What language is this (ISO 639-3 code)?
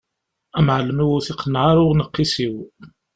kab